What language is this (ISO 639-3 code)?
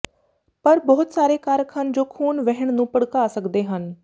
pan